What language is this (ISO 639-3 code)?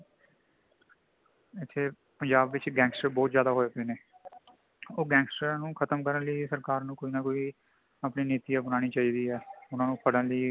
pan